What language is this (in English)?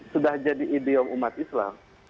Indonesian